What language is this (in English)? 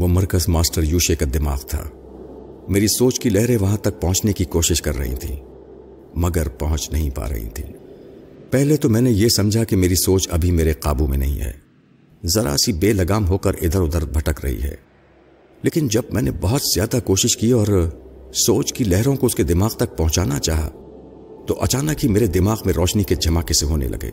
Urdu